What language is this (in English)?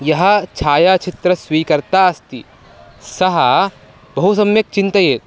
Sanskrit